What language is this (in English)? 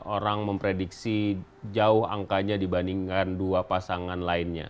Indonesian